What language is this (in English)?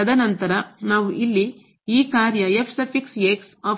Kannada